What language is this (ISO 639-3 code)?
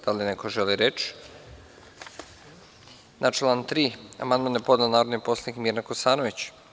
srp